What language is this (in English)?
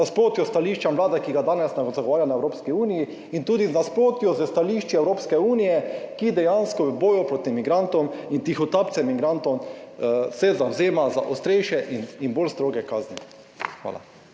Slovenian